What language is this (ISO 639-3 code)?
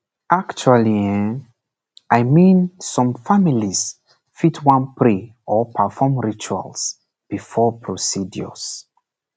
pcm